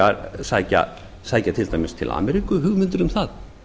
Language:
Icelandic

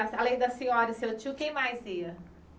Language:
Portuguese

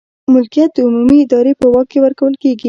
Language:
Pashto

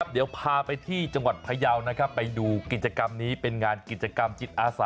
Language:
Thai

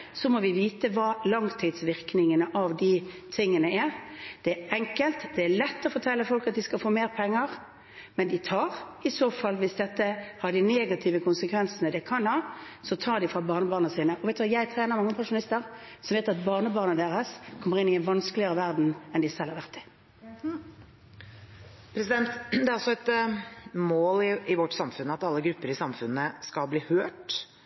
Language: Norwegian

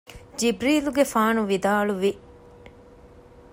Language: Divehi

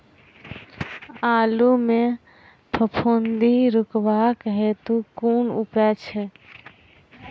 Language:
Maithili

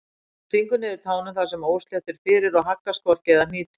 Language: Icelandic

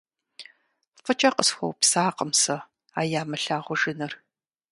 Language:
Kabardian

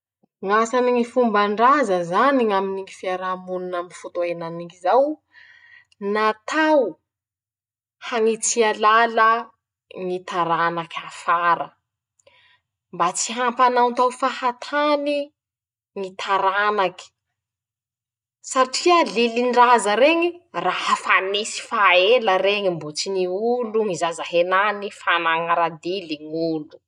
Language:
Masikoro Malagasy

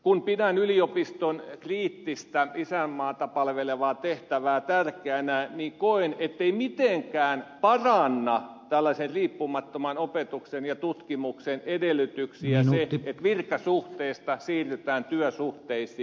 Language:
Finnish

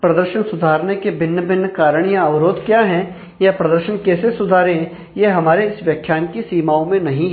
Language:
Hindi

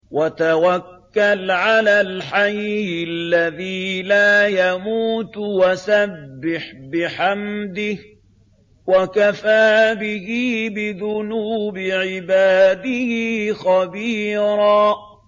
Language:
Arabic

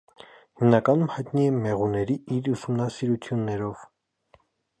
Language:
Armenian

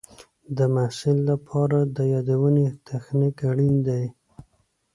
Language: Pashto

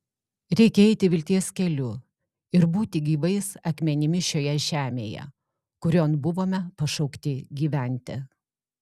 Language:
Lithuanian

